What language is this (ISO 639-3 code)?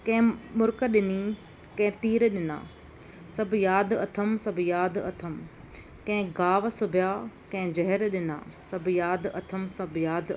snd